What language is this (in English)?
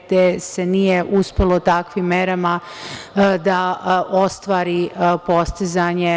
Serbian